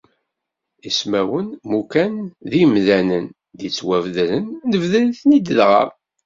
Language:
Kabyle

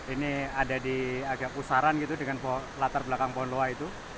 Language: Indonesian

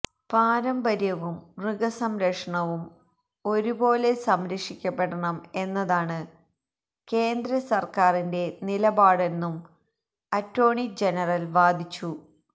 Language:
Malayalam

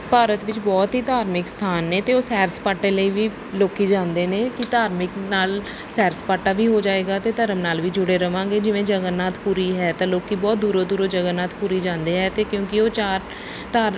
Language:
Punjabi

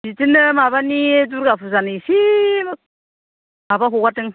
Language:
Bodo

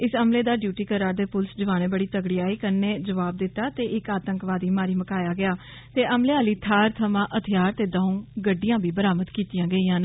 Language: Dogri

